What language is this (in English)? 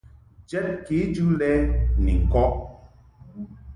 Mungaka